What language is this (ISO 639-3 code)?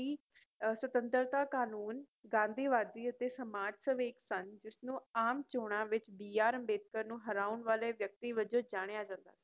pan